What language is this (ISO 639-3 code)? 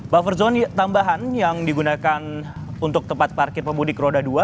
ind